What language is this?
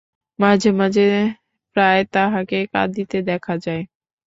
Bangla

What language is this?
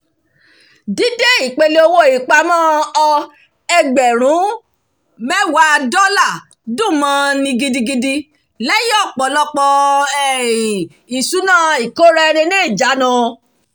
Yoruba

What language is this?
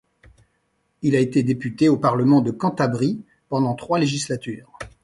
French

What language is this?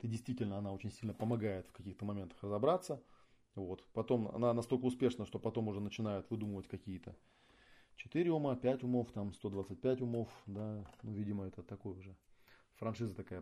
Russian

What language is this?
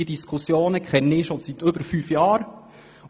Swiss German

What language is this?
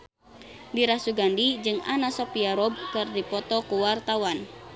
Sundanese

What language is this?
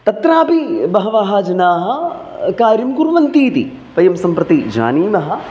Sanskrit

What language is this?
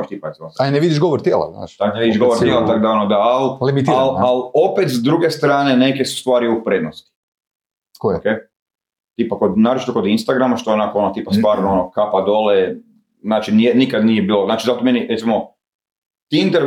Croatian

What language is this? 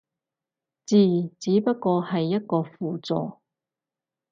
Cantonese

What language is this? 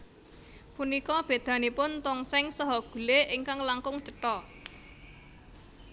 Javanese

